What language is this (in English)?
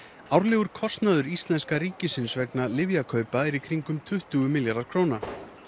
Icelandic